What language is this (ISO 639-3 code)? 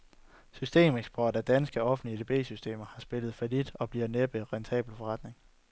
dan